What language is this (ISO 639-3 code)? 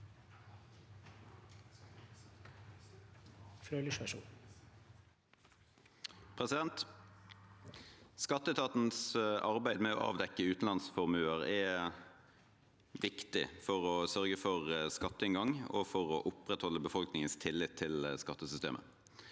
nor